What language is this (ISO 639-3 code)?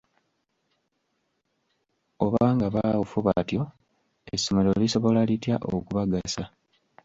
lug